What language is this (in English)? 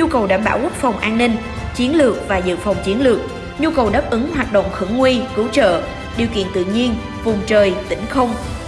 Vietnamese